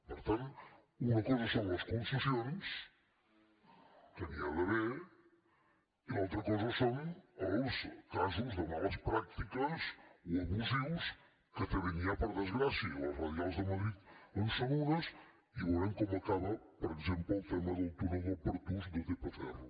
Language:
Catalan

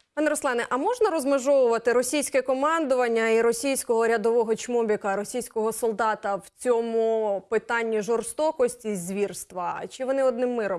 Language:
Ukrainian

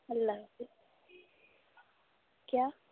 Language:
Urdu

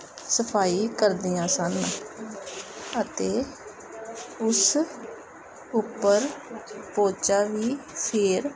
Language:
Punjabi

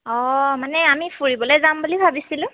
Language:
Assamese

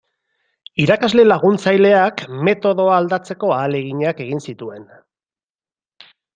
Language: Basque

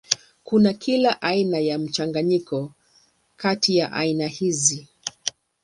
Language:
Swahili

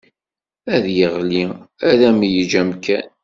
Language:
Kabyle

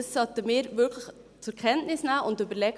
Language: Swiss German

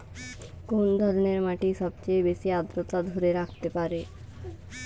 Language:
Bangla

